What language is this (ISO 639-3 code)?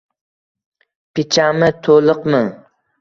uzb